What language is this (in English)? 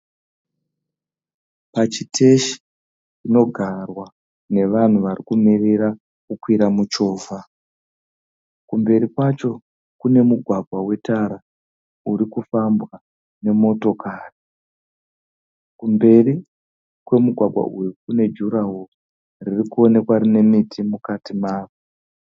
Shona